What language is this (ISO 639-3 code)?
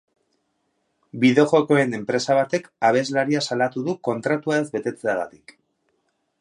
eus